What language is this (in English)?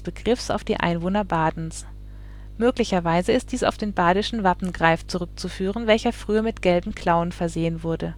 German